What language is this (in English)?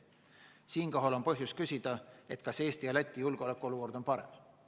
Estonian